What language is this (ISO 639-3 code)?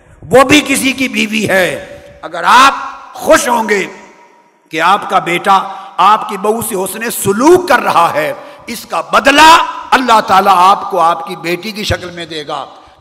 urd